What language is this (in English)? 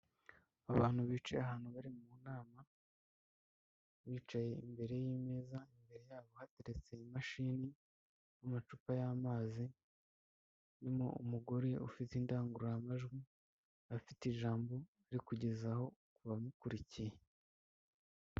Kinyarwanda